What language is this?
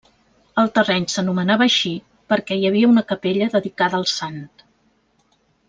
Catalan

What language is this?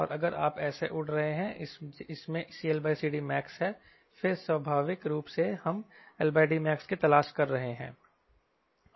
Hindi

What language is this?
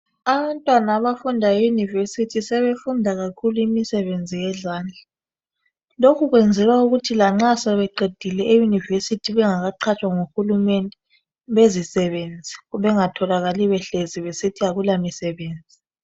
North Ndebele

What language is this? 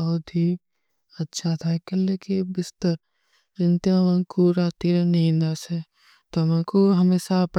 Kui (India)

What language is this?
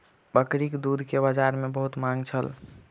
Maithili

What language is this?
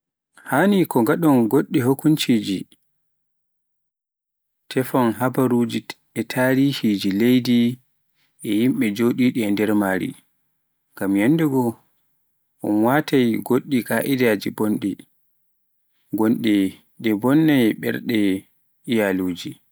Pular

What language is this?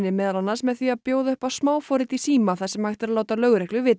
Icelandic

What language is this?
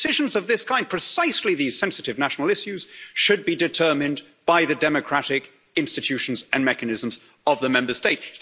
English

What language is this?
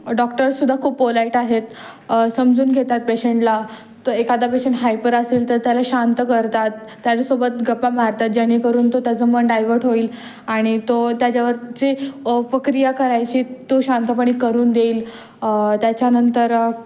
Marathi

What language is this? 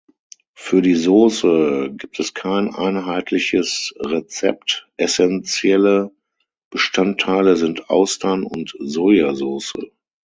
German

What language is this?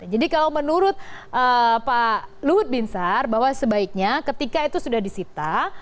Indonesian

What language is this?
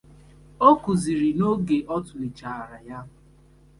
Igbo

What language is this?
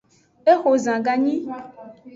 Aja (Benin)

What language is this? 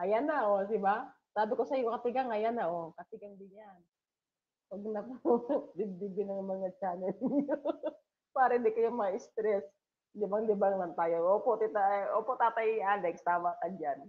Filipino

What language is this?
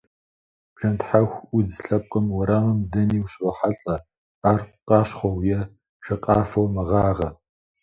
Kabardian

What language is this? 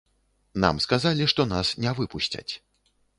Belarusian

